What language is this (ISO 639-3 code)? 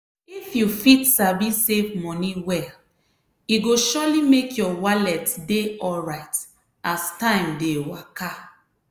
pcm